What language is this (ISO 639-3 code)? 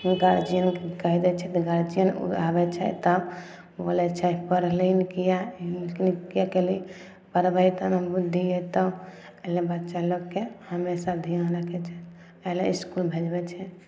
mai